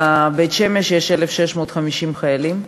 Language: Hebrew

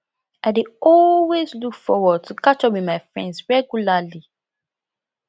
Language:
Nigerian Pidgin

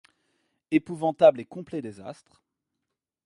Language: French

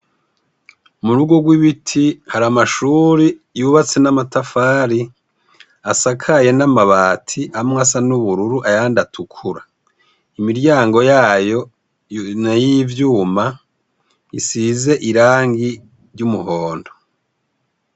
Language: Rundi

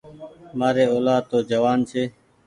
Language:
Goaria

